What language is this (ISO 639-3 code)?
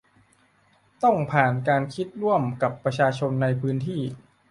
tha